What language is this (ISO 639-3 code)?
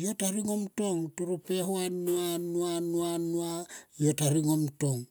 tqp